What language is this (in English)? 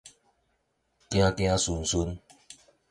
Min Nan Chinese